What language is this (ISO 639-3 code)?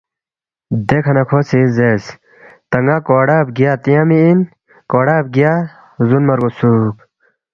bft